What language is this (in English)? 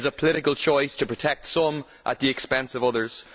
English